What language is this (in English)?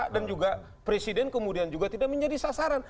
Indonesian